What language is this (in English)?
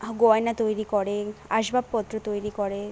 Bangla